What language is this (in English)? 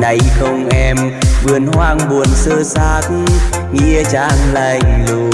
Vietnamese